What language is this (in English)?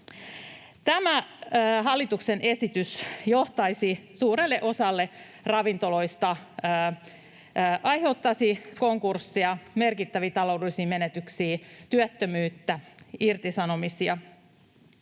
Finnish